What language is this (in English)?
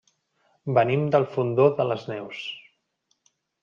Catalan